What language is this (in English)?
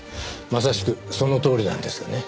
Japanese